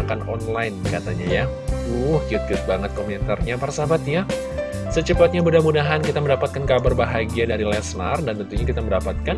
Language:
Indonesian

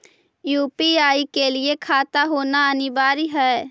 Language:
Magahi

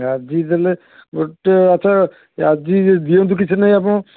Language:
Odia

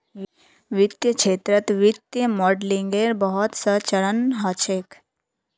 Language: Magahi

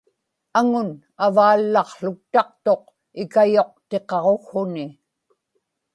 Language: Inupiaq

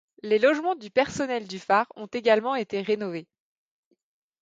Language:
French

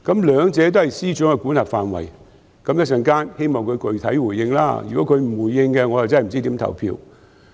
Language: Cantonese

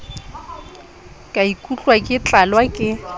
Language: Southern Sotho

